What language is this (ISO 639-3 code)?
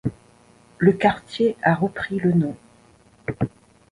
fra